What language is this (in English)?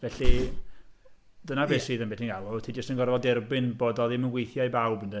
Welsh